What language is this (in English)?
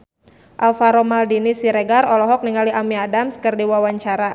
Sundanese